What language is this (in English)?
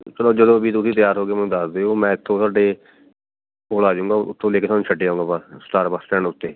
Punjabi